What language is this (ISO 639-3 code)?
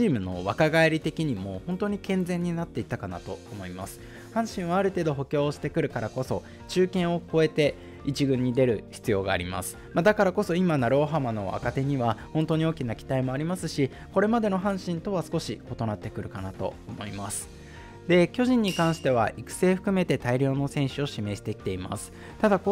jpn